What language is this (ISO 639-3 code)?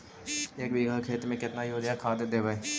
mag